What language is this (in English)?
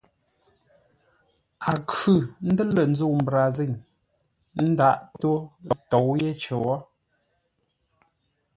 Ngombale